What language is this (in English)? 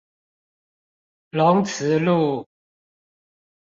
Chinese